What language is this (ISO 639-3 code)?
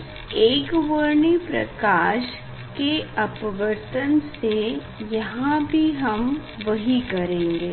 hin